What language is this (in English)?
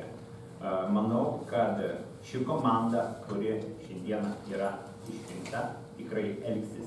Russian